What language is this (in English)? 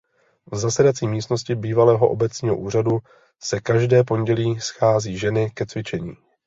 Czech